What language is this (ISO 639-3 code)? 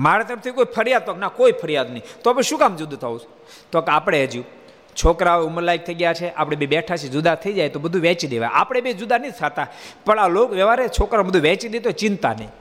guj